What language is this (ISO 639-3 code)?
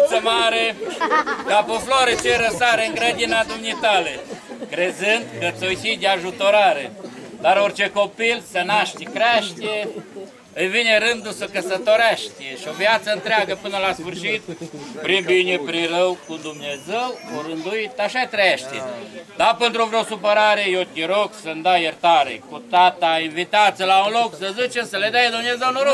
ron